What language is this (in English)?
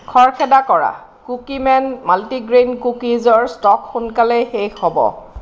Assamese